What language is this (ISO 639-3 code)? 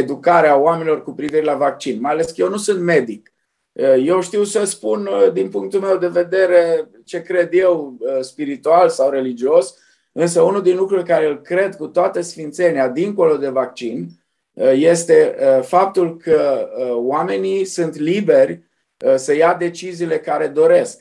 ron